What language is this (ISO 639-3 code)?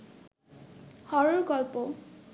ben